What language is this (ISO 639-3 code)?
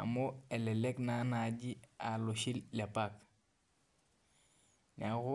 mas